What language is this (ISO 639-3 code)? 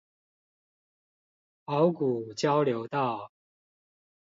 zho